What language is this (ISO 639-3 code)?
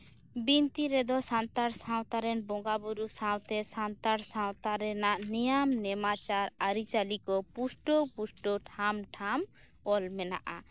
sat